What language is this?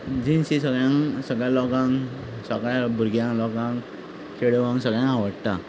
Konkani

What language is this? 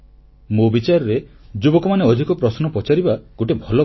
Odia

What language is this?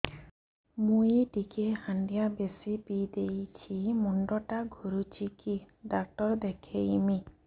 Odia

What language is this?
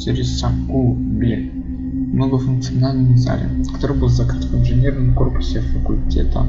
Russian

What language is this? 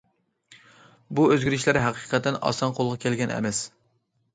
Uyghur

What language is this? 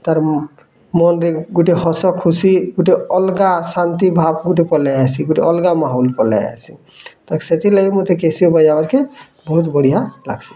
Odia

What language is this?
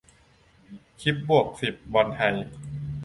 Thai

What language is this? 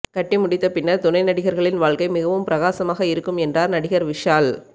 Tamil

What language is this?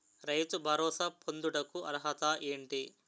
Telugu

